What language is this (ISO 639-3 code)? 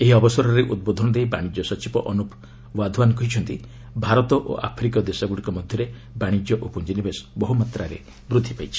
ori